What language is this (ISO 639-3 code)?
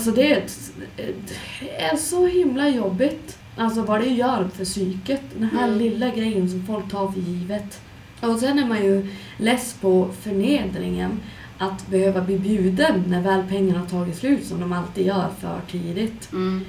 swe